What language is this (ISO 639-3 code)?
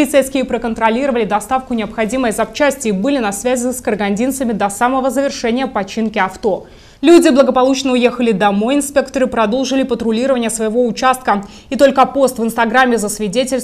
rus